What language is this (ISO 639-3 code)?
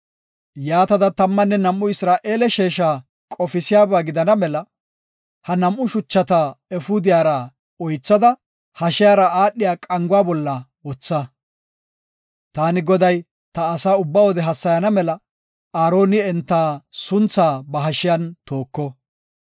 gof